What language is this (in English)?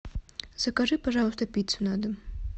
Russian